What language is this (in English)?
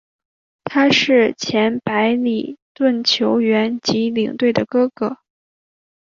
Chinese